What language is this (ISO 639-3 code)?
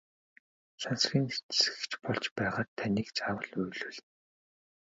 mon